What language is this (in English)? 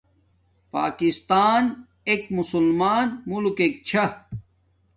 Domaaki